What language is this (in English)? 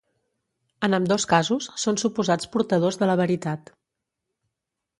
Catalan